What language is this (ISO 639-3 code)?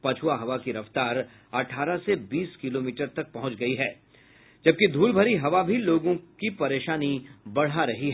hin